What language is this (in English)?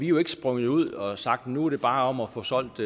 Danish